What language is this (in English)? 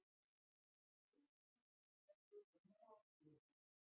Icelandic